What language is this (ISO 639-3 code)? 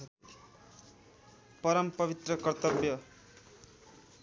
nep